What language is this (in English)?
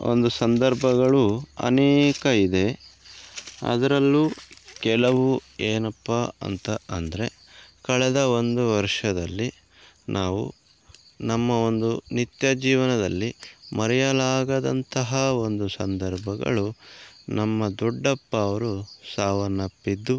Kannada